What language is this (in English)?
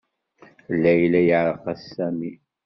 Kabyle